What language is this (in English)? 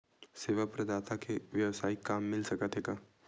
Chhattisgarhi